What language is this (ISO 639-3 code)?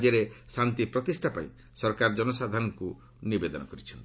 ori